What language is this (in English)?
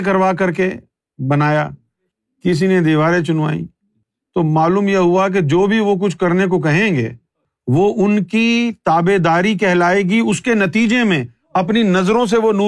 Urdu